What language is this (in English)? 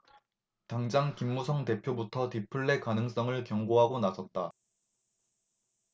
Korean